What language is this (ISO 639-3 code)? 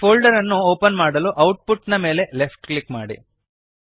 kan